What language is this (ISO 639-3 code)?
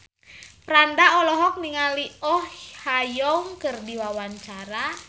sun